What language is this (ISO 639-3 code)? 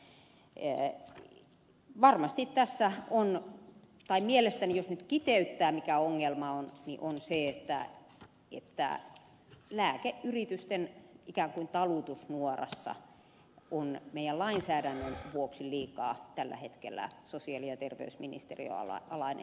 fin